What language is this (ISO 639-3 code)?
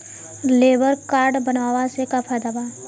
bho